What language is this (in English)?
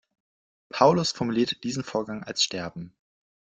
German